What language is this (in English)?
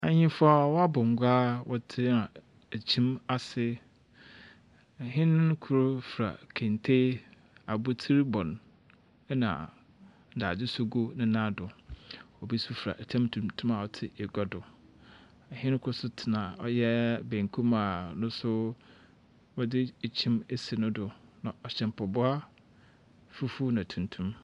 Akan